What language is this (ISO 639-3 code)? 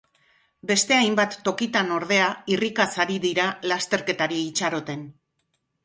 eus